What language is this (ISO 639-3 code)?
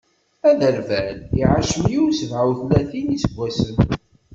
kab